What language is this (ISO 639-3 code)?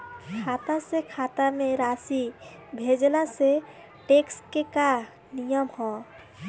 bho